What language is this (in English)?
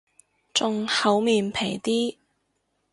Cantonese